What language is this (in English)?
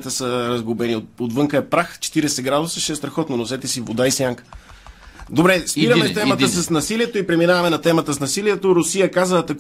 Bulgarian